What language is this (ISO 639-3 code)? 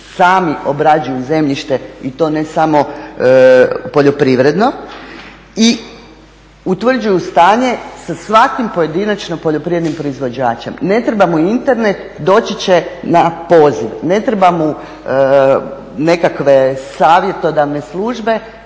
hrv